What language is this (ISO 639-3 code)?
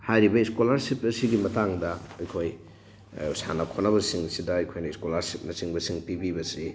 mni